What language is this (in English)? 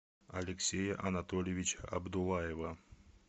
Russian